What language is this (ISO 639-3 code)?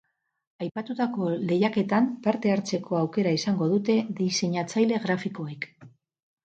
eus